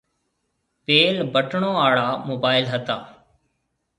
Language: Marwari (Pakistan)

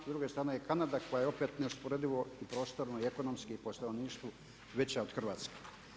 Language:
Croatian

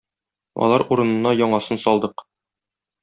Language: Tatar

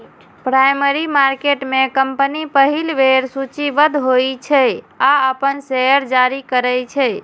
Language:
Maithili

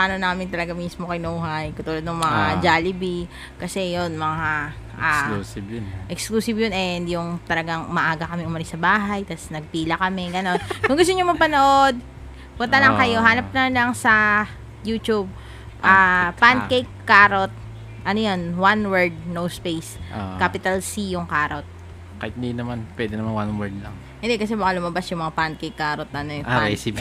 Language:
Filipino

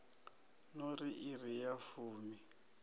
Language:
Venda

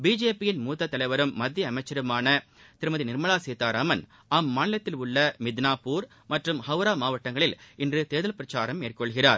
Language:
Tamil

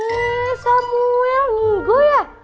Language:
Indonesian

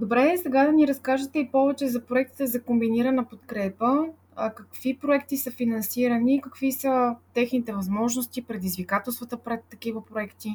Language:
Bulgarian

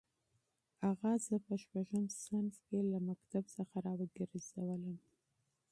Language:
Pashto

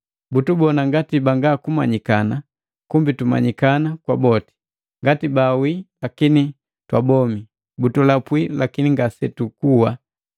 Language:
Matengo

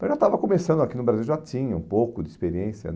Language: Portuguese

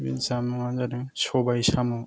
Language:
Bodo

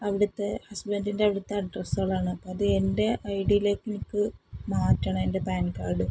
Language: Malayalam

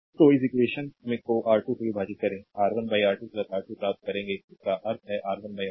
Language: Hindi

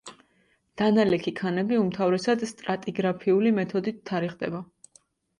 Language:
Georgian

